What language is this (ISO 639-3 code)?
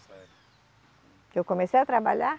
por